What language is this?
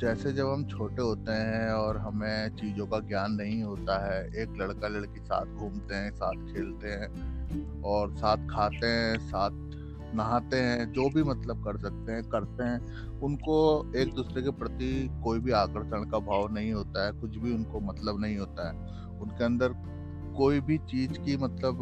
Hindi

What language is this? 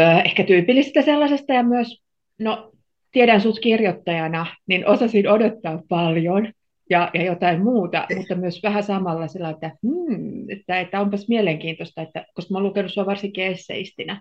Finnish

